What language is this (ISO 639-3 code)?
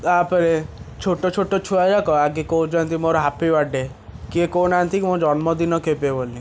ori